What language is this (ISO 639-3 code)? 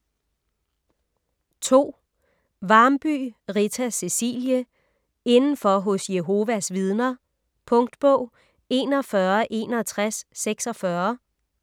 dan